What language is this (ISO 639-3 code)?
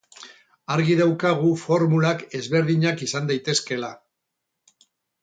eus